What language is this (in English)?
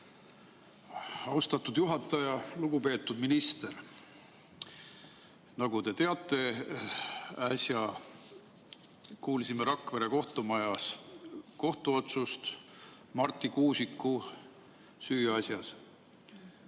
Estonian